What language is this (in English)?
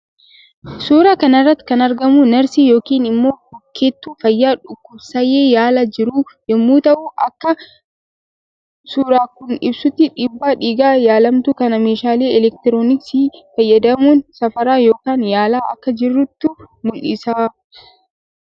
Oromo